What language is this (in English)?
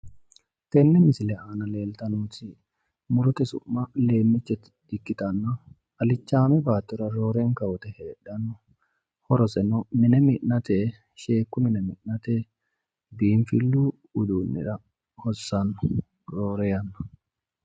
Sidamo